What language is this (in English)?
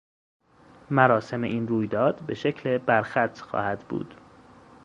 Persian